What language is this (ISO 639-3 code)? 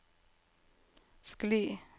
nor